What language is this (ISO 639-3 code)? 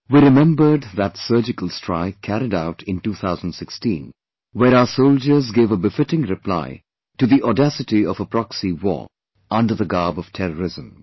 eng